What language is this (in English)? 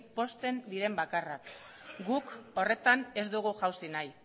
Basque